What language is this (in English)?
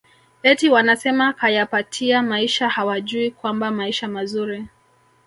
Swahili